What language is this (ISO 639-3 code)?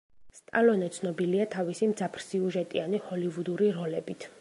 kat